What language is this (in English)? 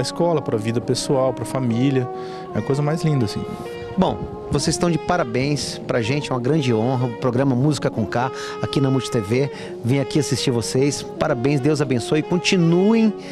Portuguese